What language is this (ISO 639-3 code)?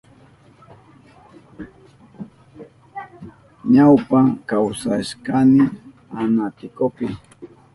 qup